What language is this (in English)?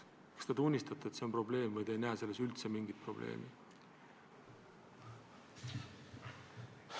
Estonian